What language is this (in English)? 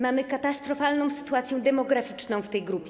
Polish